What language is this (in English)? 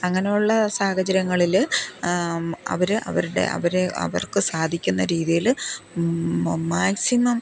Malayalam